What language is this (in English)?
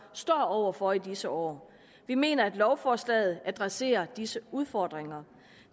Danish